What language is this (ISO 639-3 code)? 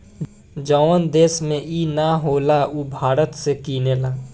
bho